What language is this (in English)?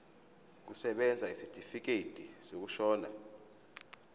Zulu